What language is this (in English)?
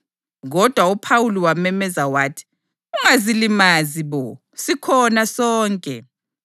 North Ndebele